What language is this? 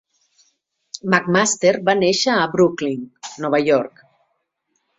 Catalan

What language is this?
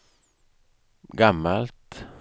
Swedish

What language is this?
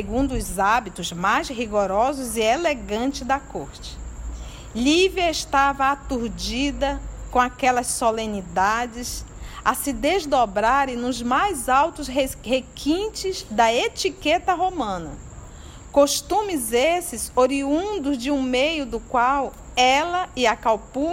Portuguese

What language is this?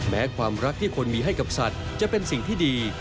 Thai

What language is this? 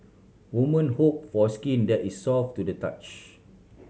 English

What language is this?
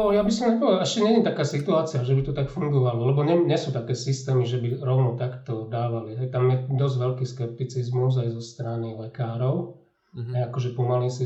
Slovak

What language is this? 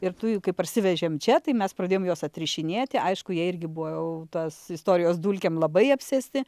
Lithuanian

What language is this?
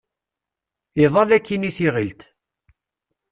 Kabyle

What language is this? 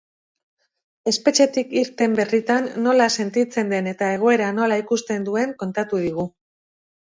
Basque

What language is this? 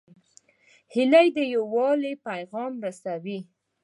Pashto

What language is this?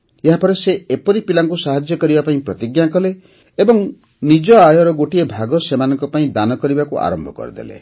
Odia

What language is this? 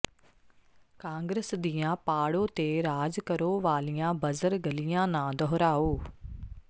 Punjabi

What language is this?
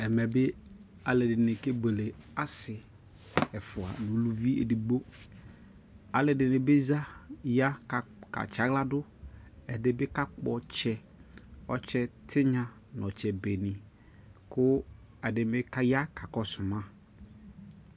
Ikposo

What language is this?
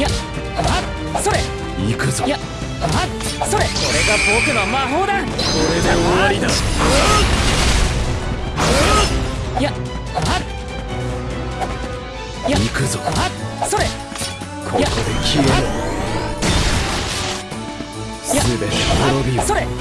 Japanese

